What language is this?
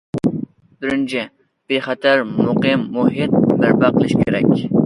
Uyghur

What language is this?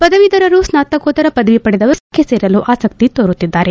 Kannada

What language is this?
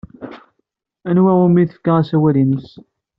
Kabyle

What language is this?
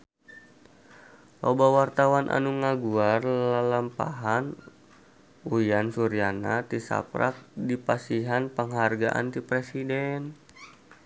Sundanese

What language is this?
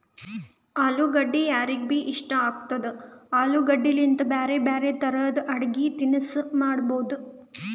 Kannada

